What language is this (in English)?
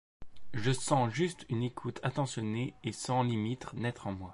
French